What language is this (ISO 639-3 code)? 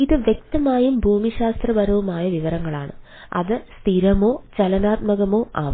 mal